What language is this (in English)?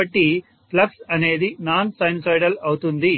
Telugu